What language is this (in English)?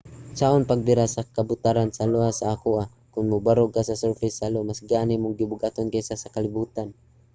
Cebuano